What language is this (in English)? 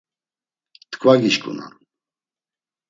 Laz